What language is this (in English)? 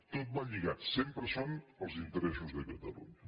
Catalan